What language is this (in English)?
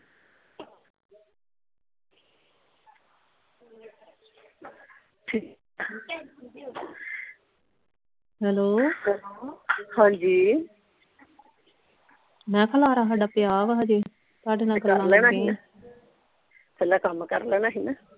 Punjabi